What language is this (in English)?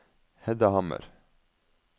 Norwegian